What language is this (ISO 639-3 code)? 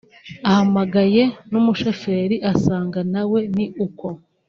kin